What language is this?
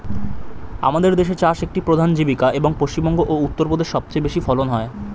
Bangla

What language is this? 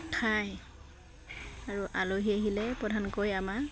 Assamese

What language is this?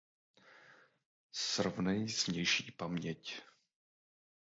Czech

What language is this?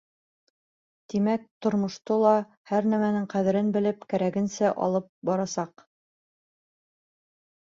Bashkir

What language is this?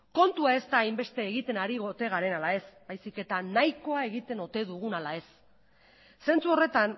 Basque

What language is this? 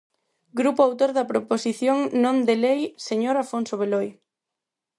Galician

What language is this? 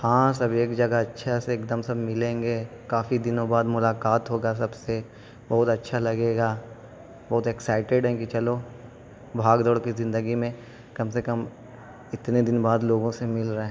Urdu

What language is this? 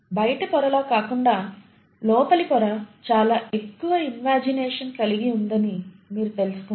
Telugu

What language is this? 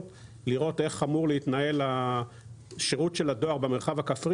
Hebrew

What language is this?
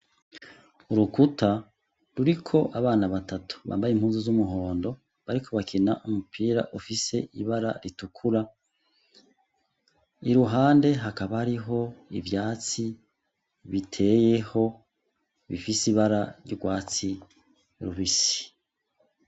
Rundi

